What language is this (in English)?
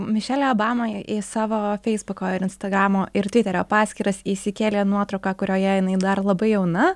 Lithuanian